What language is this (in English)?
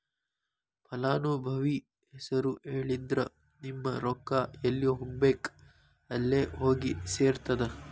Kannada